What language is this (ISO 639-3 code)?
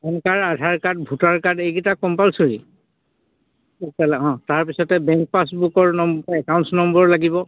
asm